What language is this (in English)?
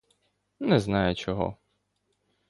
Ukrainian